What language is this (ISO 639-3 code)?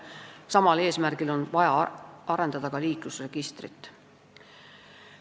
est